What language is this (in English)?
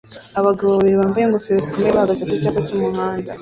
Kinyarwanda